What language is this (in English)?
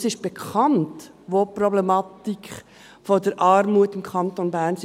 Swiss German